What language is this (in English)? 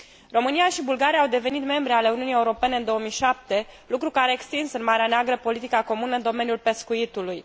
Romanian